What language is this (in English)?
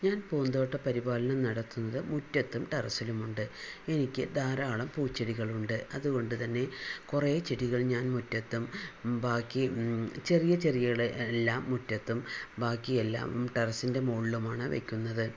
Malayalam